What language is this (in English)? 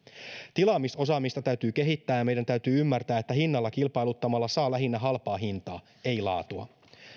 Finnish